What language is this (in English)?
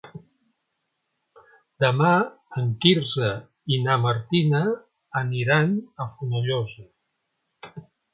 Catalan